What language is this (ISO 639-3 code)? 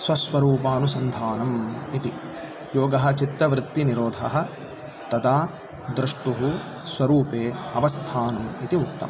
san